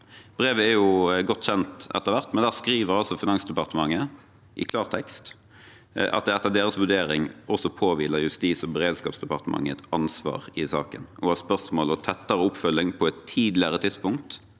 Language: Norwegian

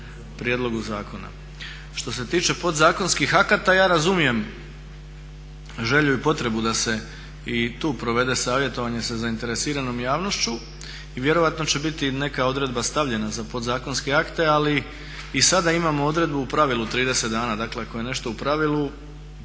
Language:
Croatian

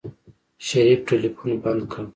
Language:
Pashto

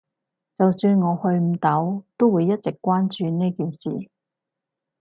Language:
Cantonese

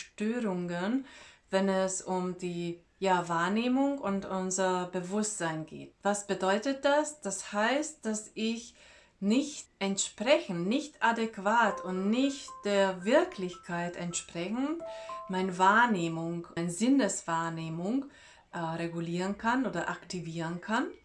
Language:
German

